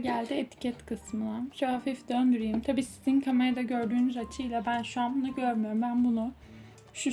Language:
Turkish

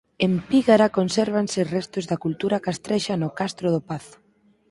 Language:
Galician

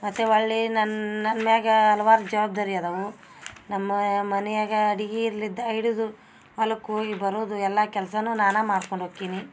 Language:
Kannada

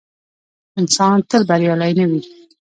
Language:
Pashto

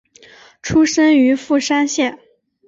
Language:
Chinese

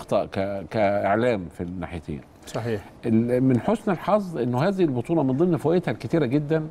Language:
Arabic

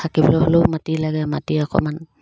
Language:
Assamese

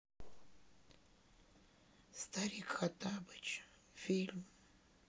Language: Russian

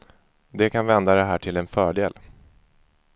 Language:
Swedish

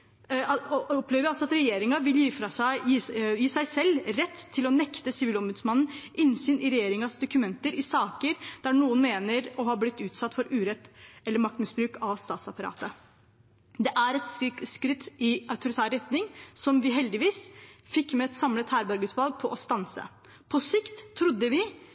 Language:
Norwegian Bokmål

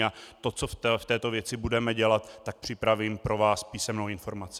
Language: Czech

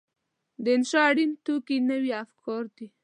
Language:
Pashto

